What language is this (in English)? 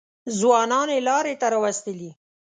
Pashto